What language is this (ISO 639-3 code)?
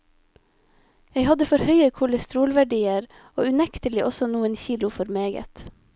nor